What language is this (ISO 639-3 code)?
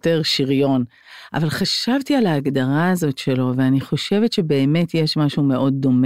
heb